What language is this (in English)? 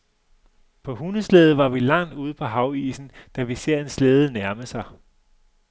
Danish